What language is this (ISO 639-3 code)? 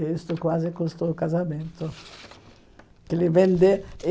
por